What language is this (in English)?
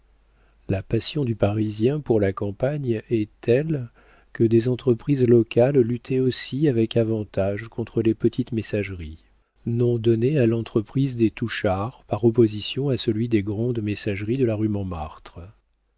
French